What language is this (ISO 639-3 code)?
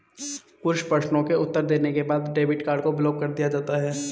hin